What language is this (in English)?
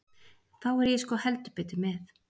Icelandic